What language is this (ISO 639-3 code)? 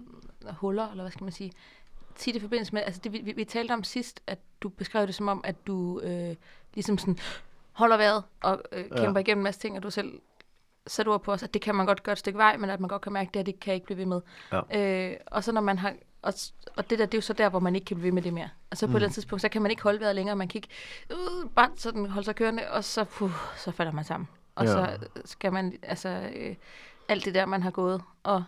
dan